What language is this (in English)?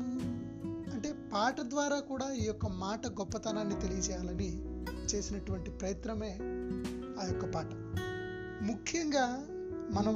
Telugu